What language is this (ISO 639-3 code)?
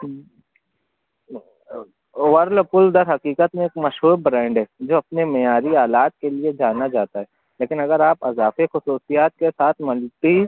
urd